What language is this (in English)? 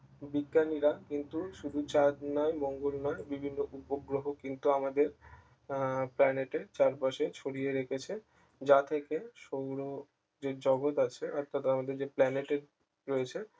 Bangla